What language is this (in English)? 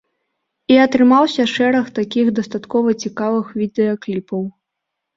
Belarusian